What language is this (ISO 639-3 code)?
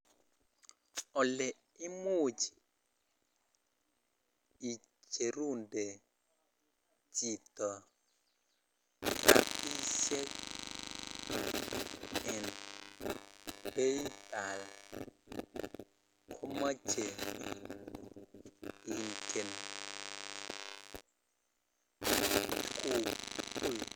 kln